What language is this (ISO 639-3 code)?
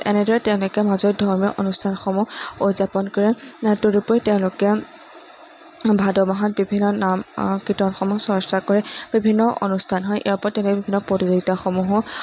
asm